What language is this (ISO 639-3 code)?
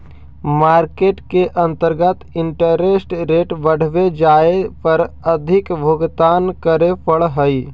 mag